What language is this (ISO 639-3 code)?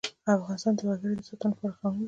pus